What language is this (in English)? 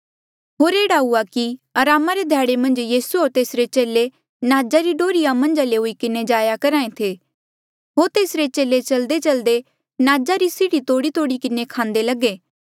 Mandeali